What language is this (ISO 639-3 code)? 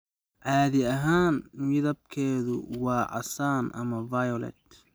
som